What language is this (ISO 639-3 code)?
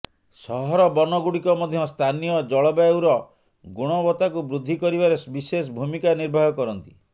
ori